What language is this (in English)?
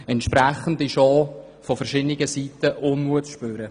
Swiss German